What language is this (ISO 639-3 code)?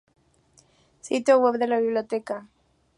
spa